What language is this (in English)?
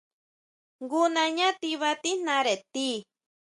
Huautla Mazatec